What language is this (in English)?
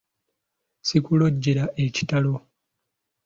Ganda